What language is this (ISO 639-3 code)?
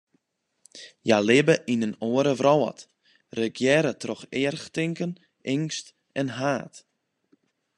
fry